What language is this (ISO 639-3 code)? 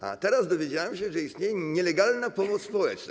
pol